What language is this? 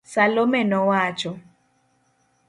Luo (Kenya and Tanzania)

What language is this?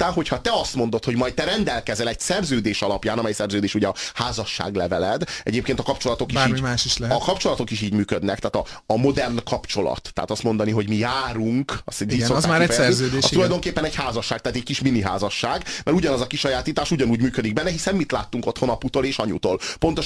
Hungarian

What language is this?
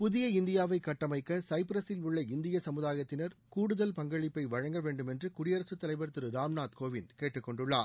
Tamil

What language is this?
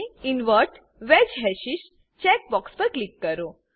Gujarati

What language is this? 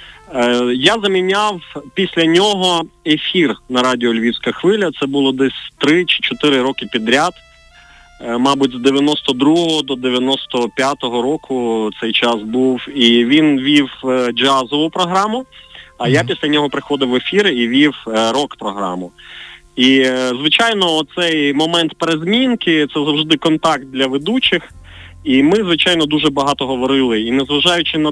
Ukrainian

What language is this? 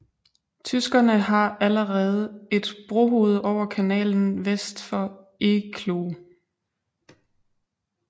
Danish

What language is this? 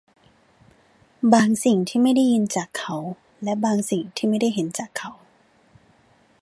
Thai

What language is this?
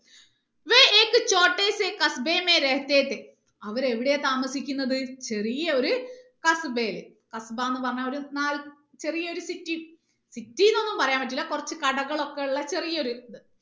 Malayalam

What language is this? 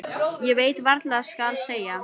Icelandic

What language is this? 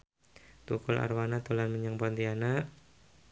Javanese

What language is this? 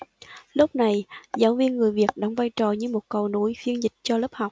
Vietnamese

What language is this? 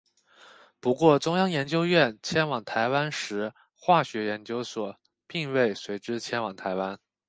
Chinese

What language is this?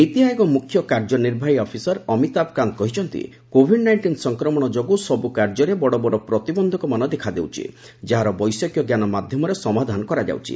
Odia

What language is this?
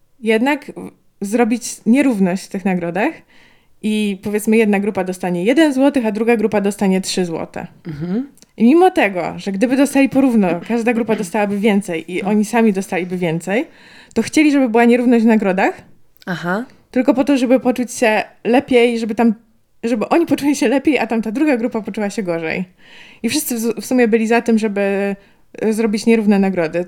Polish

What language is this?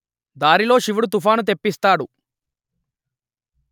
Telugu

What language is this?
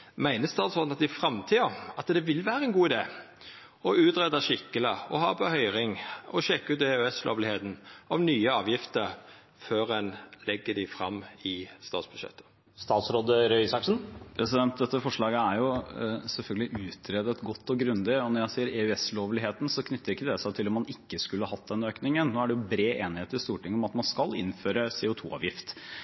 Norwegian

